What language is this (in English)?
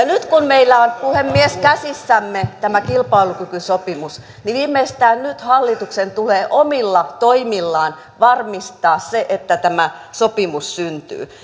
Finnish